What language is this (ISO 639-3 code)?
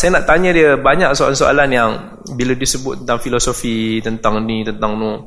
msa